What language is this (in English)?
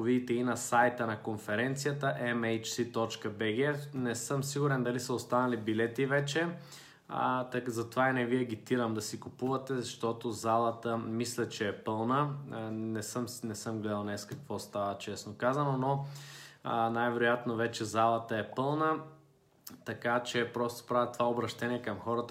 Bulgarian